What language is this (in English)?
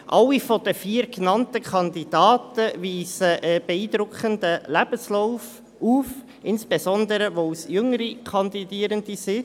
Swiss German